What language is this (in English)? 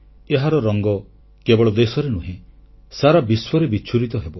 Odia